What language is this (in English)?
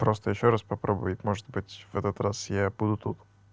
Russian